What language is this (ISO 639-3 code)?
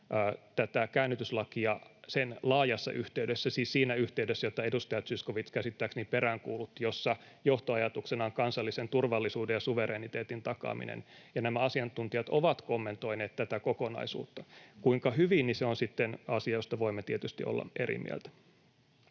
fin